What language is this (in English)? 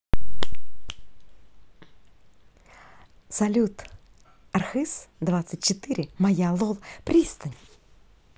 Russian